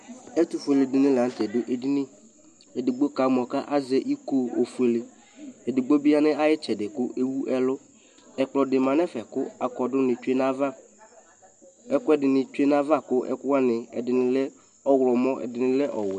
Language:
Ikposo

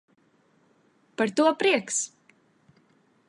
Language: Latvian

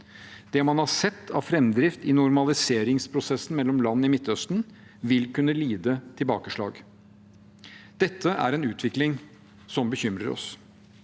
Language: Norwegian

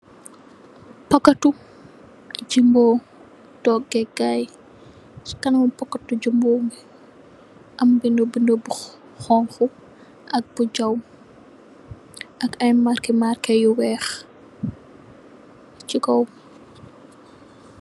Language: Wolof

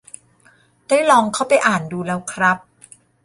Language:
Thai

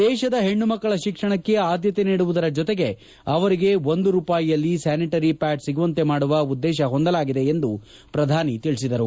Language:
Kannada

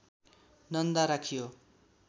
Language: Nepali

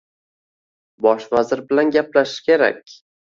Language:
Uzbek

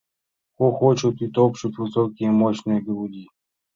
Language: Mari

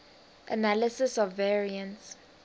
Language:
English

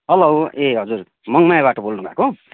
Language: Nepali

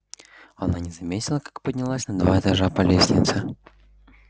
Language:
Russian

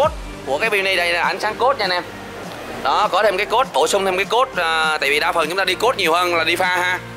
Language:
Vietnamese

